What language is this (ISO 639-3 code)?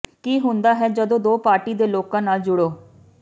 pan